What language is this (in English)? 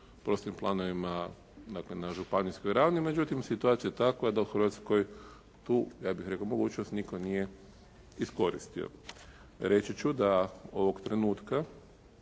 Croatian